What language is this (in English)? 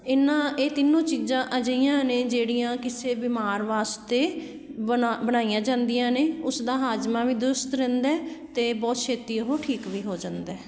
Punjabi